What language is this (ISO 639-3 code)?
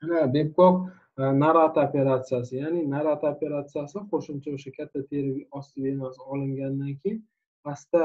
tur